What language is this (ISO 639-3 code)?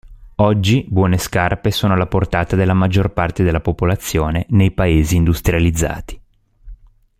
ita